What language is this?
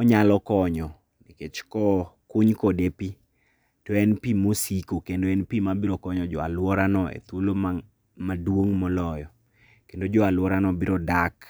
Luo (Kenya and Tanzania)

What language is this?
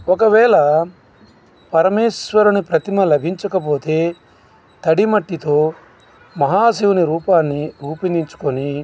Telugu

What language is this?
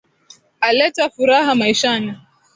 Swahili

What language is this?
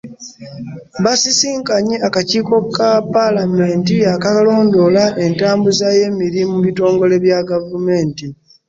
Ganda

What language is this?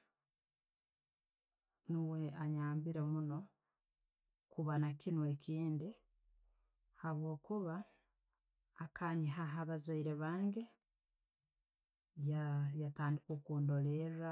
Tooro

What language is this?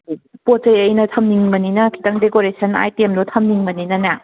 Manipuri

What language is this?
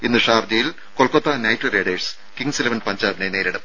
Malayalam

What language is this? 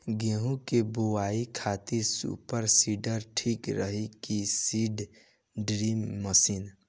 Bhojpuri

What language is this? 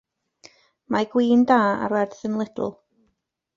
Welsh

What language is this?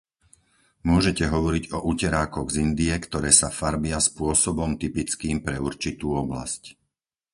Slovak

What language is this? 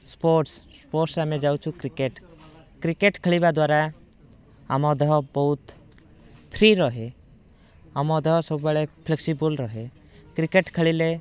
Odia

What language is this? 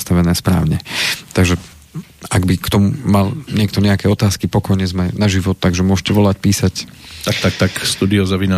Slovak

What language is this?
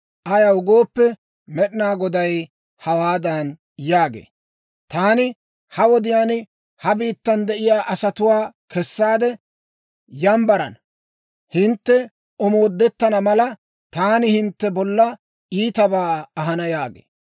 Dawro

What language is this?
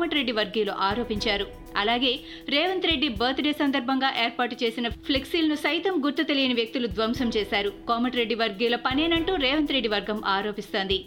Telugu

